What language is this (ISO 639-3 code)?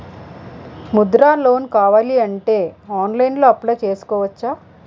tel